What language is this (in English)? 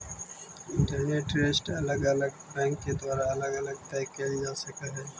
Magahi